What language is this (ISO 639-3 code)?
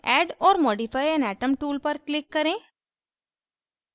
hin